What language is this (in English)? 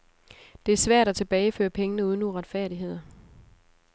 Danish